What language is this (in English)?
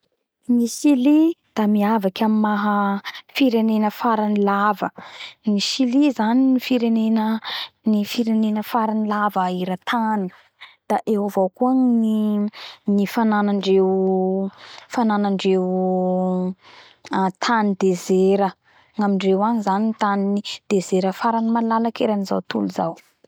Bara Malagasy